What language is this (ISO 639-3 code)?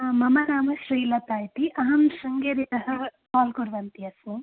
san